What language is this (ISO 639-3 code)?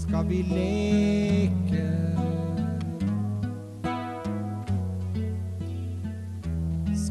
spa